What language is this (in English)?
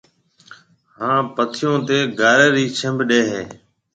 Marwari (Pakistan)